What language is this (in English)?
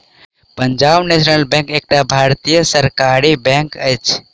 Maithili